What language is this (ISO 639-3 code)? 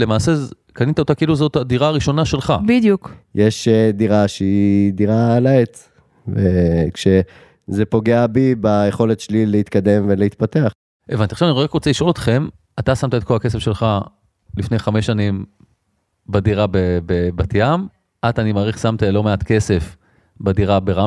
heb